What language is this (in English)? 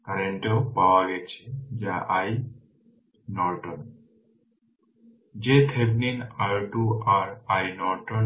Bangla